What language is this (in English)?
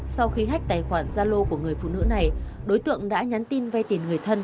Vietnamese